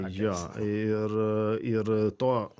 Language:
Lithuanian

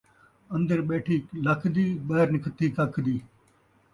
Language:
Saraiki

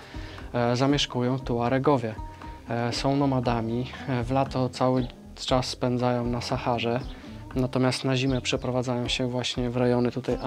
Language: Polish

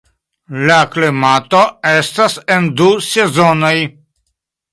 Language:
Esperanto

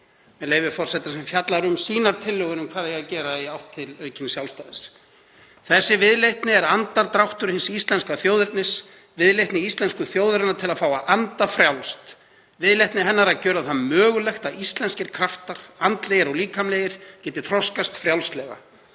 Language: Icelandic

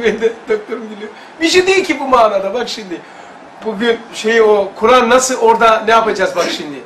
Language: Turkish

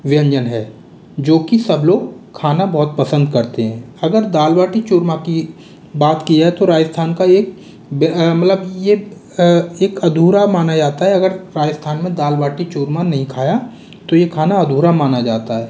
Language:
Hindi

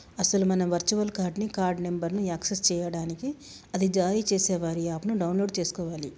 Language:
Telugu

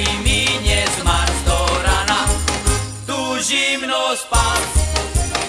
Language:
Slovak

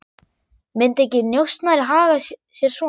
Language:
Icelandic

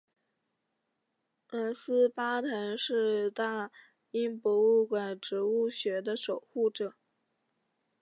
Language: Chinese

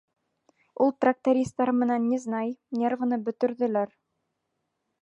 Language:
Bashkir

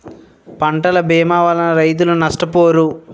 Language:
Telugu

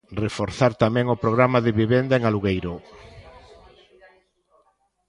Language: Galician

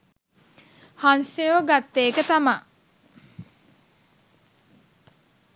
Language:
Sinhala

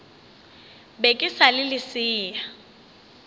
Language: Northern Sotho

